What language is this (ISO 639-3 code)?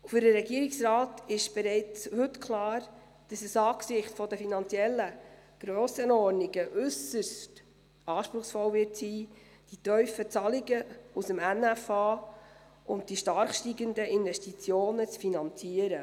gsw